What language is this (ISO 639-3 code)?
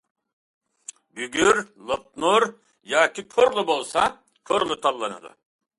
uig